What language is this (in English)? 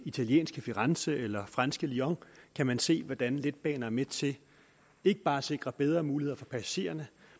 Danish